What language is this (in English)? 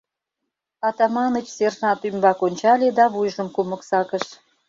Mari